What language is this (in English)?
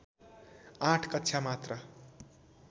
Nepali